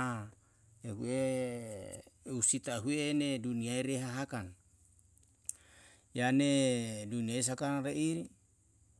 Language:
Yalahatan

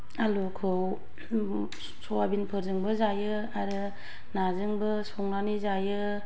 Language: Bodo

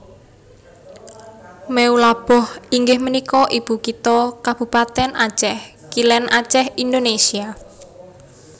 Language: Javanese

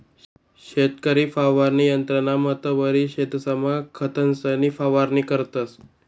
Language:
Marathi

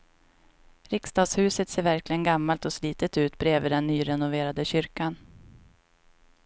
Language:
Swedish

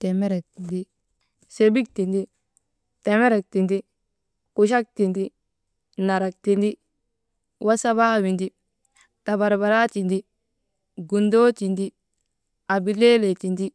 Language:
Maba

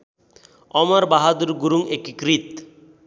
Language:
Nepali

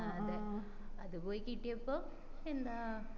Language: Malayalam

